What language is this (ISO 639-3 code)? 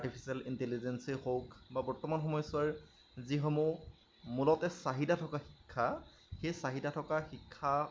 asm